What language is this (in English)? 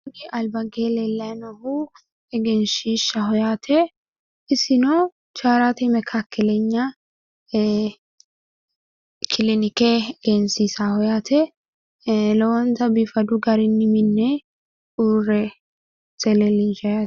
Sidamo